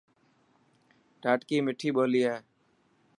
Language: Dhatki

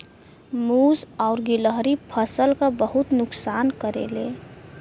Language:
Bhojpuri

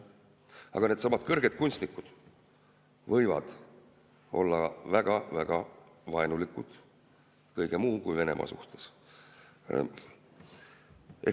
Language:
Estonian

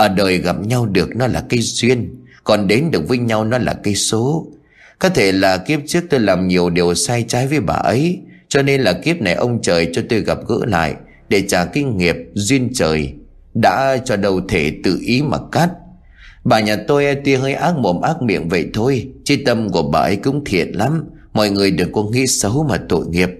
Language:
Vietnamese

